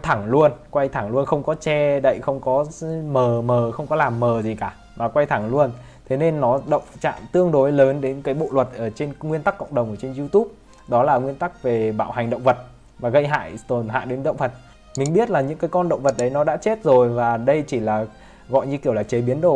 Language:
Vietnamese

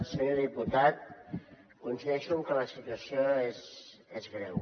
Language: Catalan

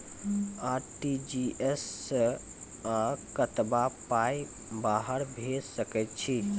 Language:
Maithili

